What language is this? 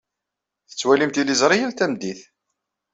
Kabyle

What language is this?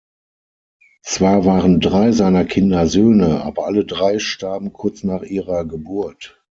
German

